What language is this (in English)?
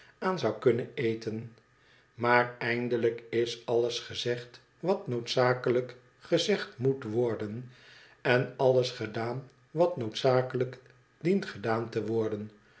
Dutch